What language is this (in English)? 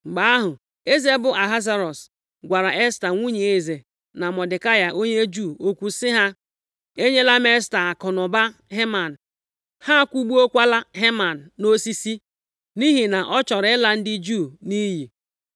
Igbo